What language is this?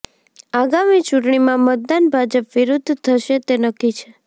Gujarati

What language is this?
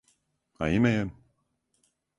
Serbian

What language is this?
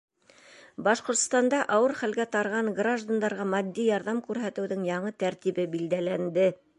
Bashkir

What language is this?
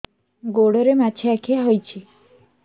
Odia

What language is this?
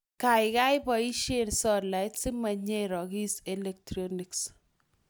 Kalenjin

